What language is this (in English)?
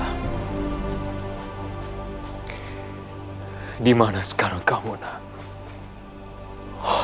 Indonesian